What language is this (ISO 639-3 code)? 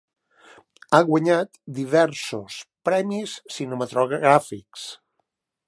cat